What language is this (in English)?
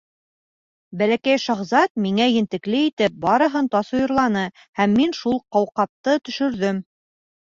Bashkir